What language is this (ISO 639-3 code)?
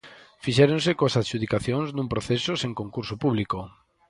glg